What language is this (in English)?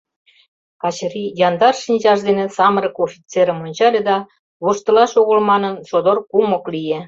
Mari